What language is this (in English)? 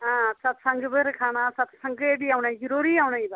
Dogri